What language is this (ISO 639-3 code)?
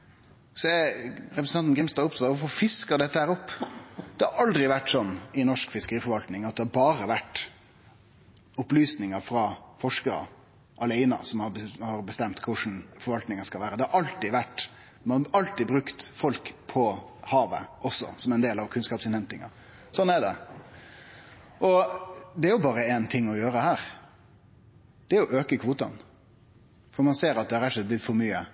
nno